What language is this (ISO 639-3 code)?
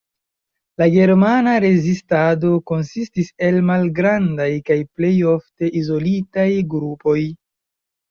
epo